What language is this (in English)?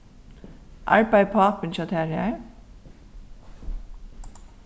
Faroese